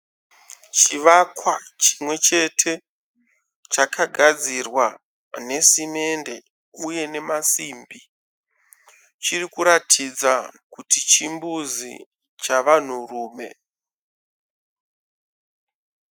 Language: Shona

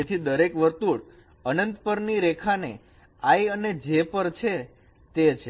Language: Gujarati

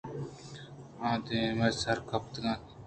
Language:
Eastern Balochi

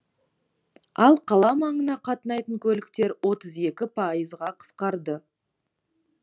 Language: Kazakh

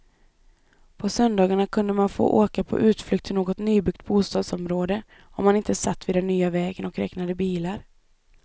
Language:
Swedish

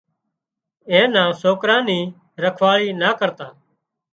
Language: Wadiyara Koli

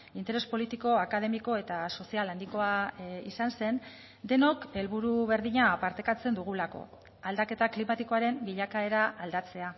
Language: Basque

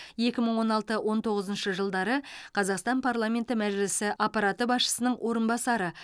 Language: Kazakh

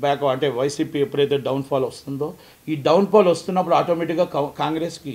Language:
Telugu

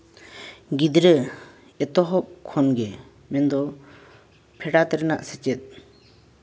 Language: Santali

